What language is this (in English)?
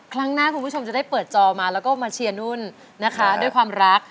Thai